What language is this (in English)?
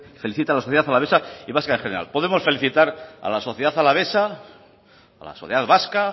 Spanish